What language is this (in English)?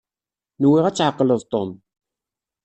Kabyle